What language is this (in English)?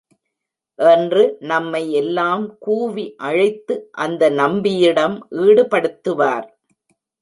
Tamil